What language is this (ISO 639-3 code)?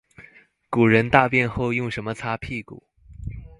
zho